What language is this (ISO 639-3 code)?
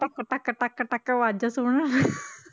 pan